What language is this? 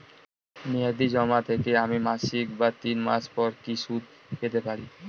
Bangla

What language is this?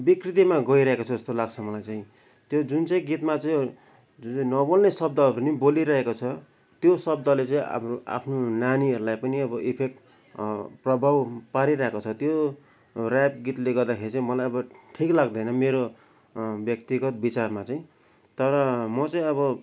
Nepali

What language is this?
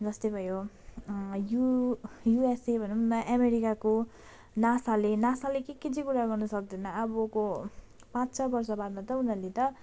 Nepali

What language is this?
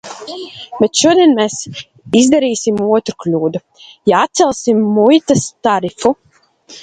Latvian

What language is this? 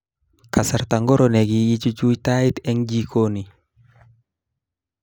Kalenjin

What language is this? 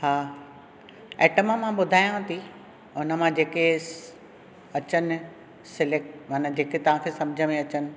Sindhi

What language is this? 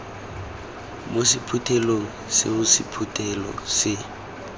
Tswana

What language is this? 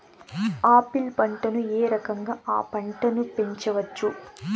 Telugu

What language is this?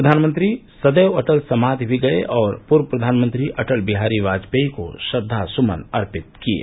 Hindi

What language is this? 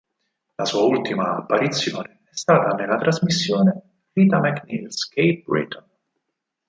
Italian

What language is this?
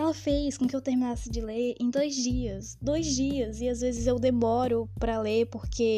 Portuguese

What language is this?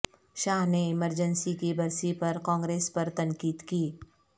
Urdu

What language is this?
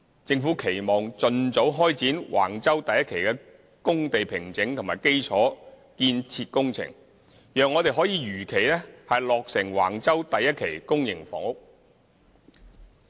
Cantonese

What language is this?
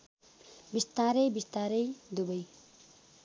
Nepali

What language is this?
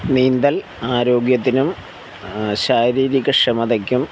Malayalam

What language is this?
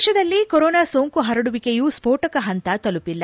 Kannada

